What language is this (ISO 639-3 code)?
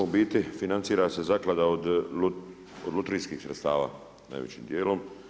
hrv